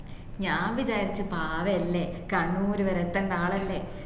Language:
Malayalam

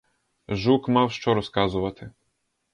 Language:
Ukrainian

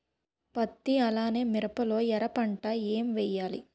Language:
Telugu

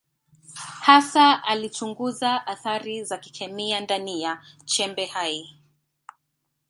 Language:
Swahili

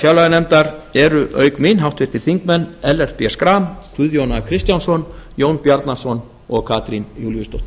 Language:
Icelandic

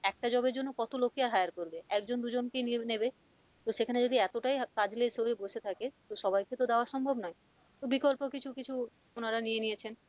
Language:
Bangla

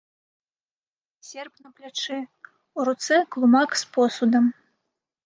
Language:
Belarusian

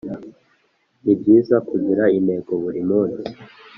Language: Kinyarwanda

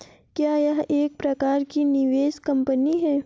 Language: Hindi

